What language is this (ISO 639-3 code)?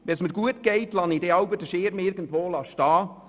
gsw